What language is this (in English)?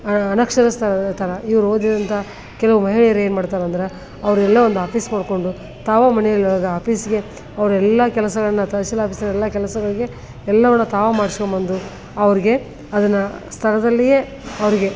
Kannada